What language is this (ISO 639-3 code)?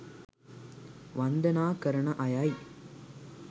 sin